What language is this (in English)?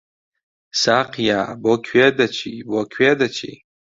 Central Kurdish